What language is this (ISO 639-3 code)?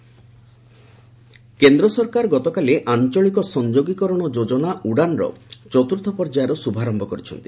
ori